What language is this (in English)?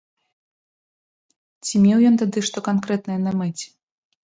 Belarusian